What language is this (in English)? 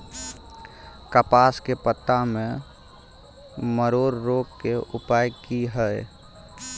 Maithili